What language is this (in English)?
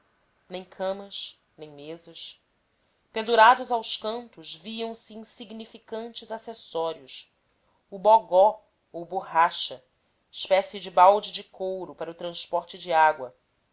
Portuguese